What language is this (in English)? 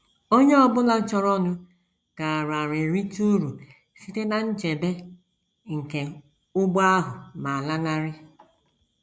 Igbo